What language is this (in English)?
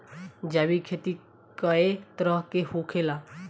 Bhojpuri